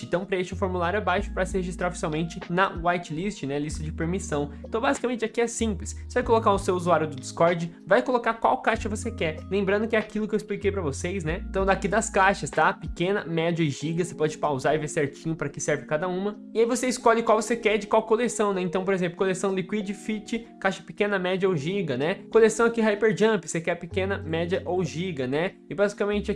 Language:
Portuguese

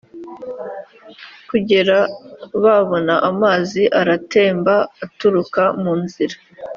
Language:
Kinyarwanda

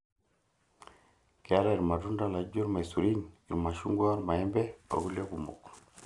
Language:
Masai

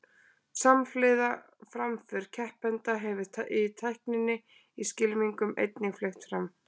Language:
Icelandic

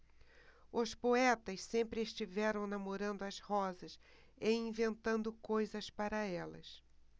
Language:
Portuguese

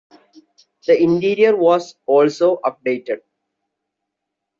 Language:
English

